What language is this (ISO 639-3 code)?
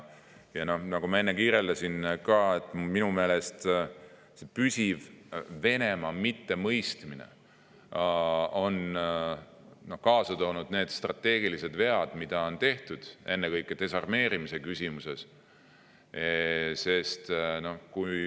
est